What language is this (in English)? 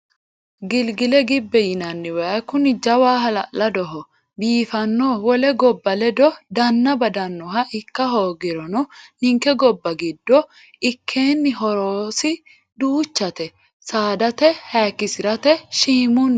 Sidamo